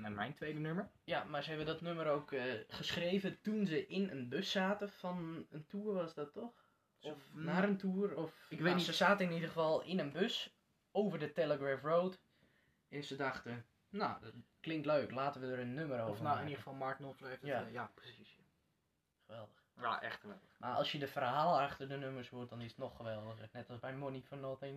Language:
Dutch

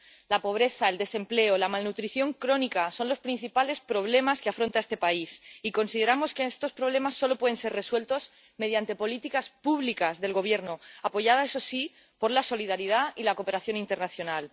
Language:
Spanish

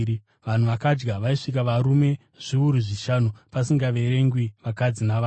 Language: Shona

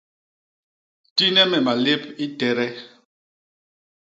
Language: Basaa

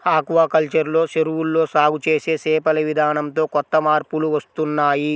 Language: Telugu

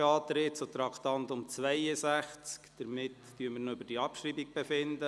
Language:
Swiss German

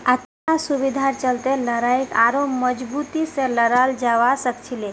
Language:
Magahi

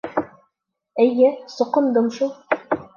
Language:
Bashkir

